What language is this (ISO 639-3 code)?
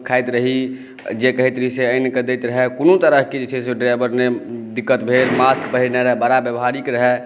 mai